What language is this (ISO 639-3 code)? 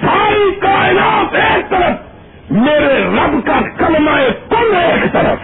urd